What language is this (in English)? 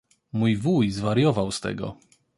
Polish